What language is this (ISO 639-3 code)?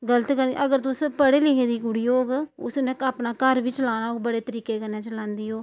doi